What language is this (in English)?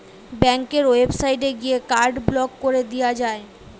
Bangla